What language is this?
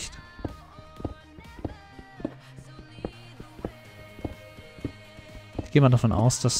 German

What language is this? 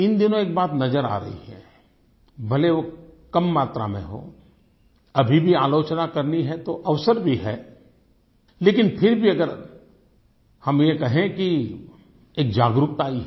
Hindi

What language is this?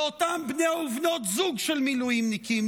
Hebrew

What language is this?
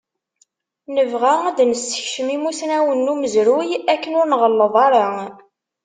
Kabyle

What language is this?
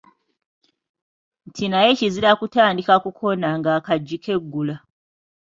Ganda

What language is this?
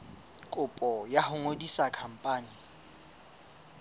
Southern Sotho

